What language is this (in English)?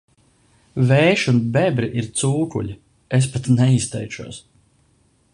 Latvian